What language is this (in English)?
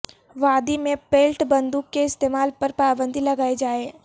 Urdu